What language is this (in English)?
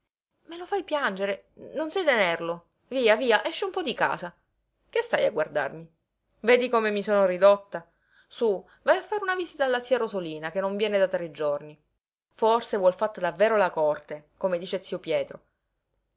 Italian